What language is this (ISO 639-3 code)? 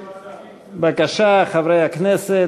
heb